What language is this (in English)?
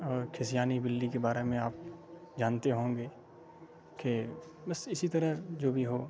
Urdu